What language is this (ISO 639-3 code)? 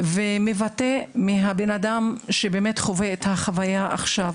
heb